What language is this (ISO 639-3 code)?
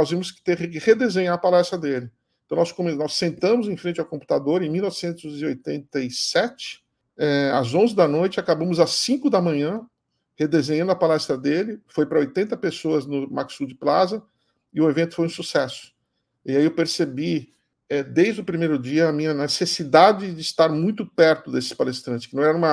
por